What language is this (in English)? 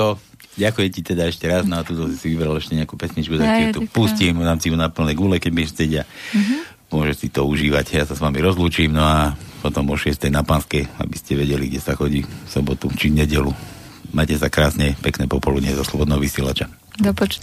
Slovak